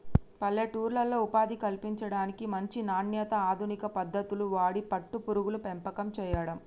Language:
Telugu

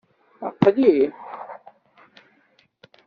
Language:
Kabyle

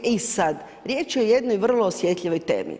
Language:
Croatian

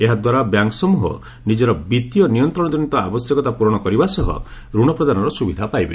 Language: Odia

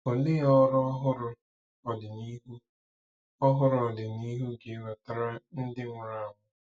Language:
Igbo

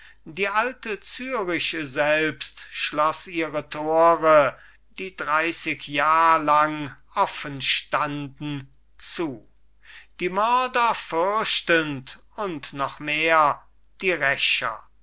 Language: German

